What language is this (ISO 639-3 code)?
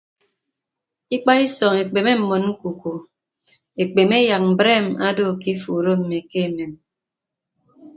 ibb